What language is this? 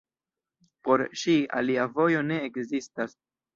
Esperanto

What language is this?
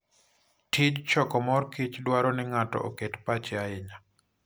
Luo (Kenya and Tanzania)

